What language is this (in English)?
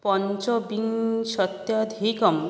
Sanskrit